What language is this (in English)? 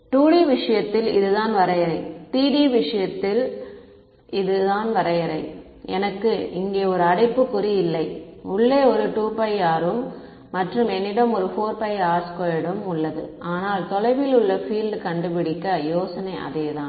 Tamil